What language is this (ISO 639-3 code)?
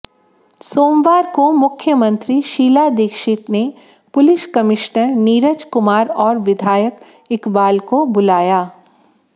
hin